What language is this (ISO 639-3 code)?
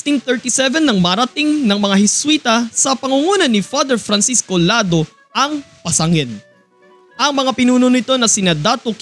fil